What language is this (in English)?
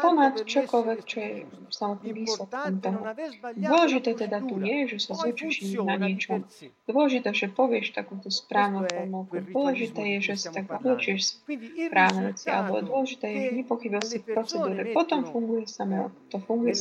Slovak